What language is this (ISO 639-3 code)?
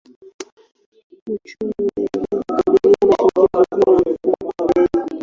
swa